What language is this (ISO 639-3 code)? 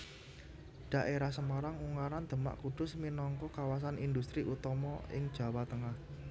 jav